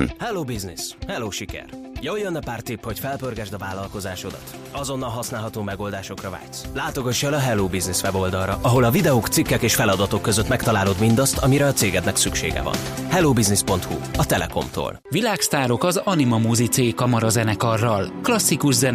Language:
Hungarian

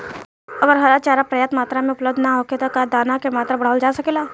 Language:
Bhojpuri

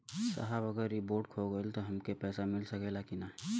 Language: Bhojpuri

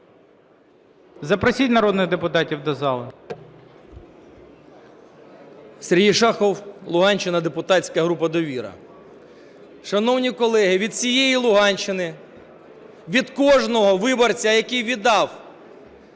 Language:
Ukrainian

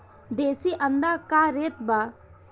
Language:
Bhojpuri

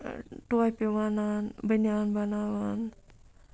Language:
Kashmiri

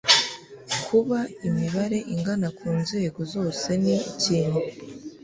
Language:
Kinyarwanda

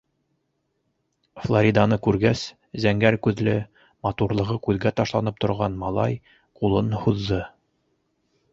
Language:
Bashkir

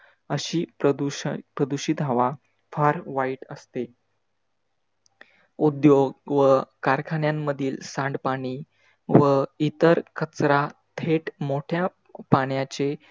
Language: Marathi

